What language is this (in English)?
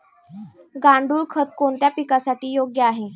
Marathi